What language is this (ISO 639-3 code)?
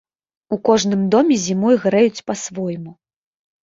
bel